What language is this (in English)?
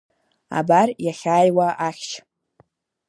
Abkhazian